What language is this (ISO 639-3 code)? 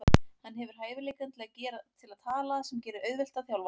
isl